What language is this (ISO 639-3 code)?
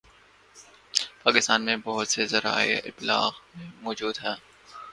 urd